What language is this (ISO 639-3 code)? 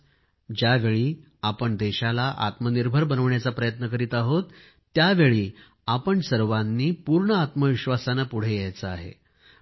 mar